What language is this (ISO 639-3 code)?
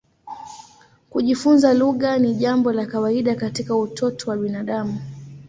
swa